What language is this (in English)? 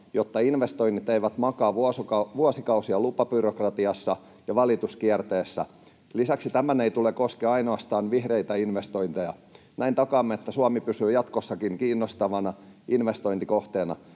Finnish